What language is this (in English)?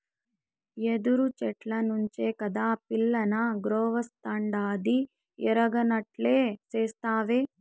Telugu